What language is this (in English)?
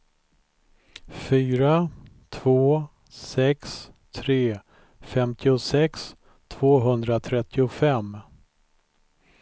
Swedish